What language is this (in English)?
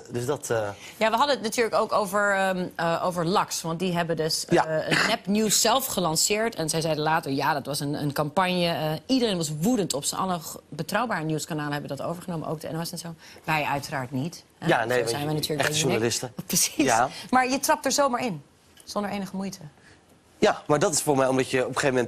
Dutch